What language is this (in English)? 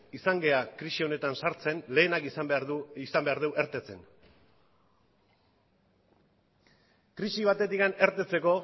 Basque